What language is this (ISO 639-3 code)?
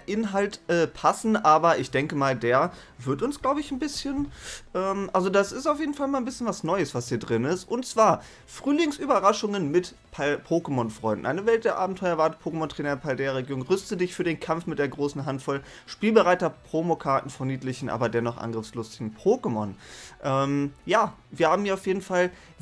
deu